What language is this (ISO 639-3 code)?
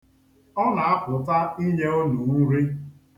ibo